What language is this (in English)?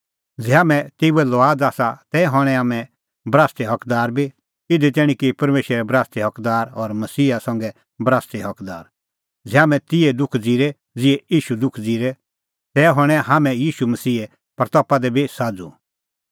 Kullu Pahari